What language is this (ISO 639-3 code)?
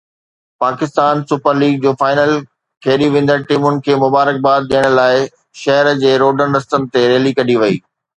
snd